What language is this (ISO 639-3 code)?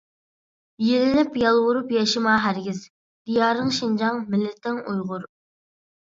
uig